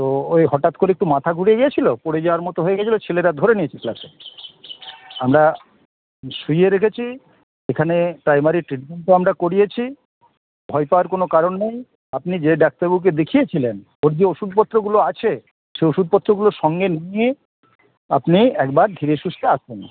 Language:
Bangla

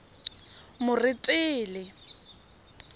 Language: Tswana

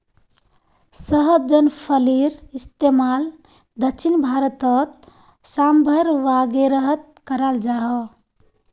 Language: Magahi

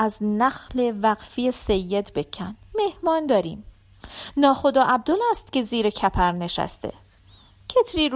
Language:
Persian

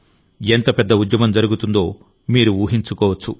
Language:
Telugu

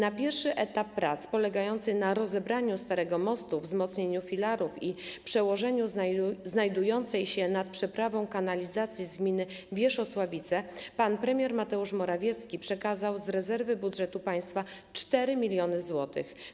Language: Polish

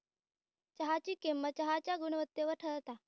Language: Marathi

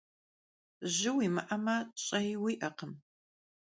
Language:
Kabardian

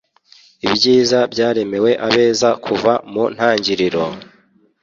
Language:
Kinyarwanda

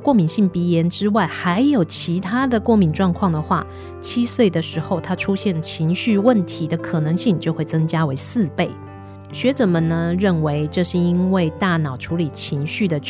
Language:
Chinese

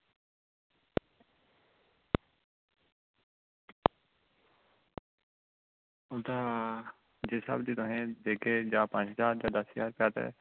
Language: Dogri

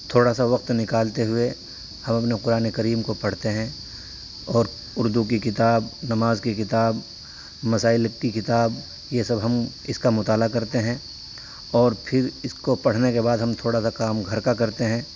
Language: Urdu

